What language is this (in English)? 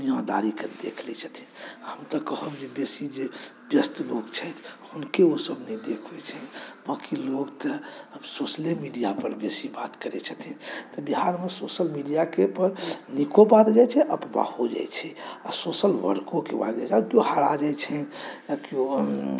Maithili